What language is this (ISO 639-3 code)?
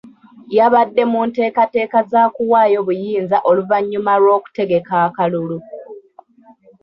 lug